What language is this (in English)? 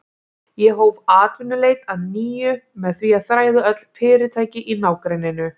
Icelandic